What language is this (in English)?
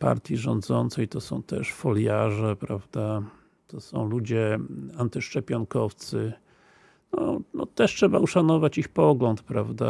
Polish